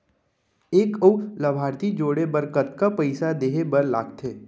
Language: Chhattisgarhi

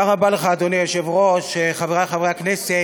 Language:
Hebrew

